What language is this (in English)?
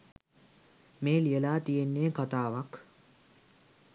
Sinhala